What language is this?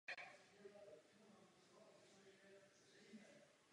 Czech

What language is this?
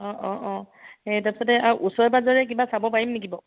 Assamese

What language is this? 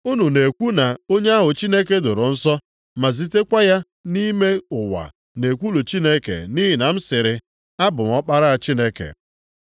Igbo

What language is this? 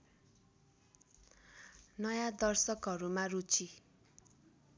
Nepali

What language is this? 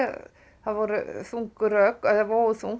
Icelandic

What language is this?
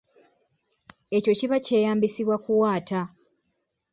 Ganda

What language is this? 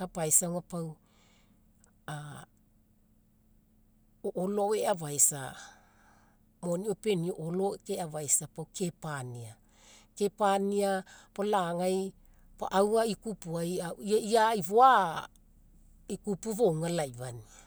Mekeo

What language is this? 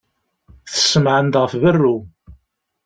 Kabyle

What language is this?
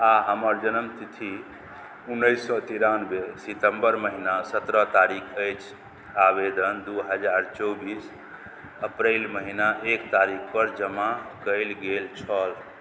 Maithili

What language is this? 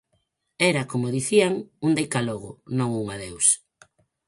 Galician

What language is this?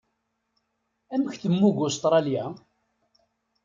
Kabyle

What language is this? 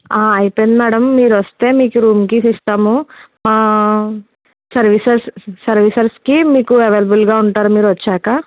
Telugu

